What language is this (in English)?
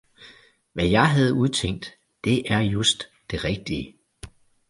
Danish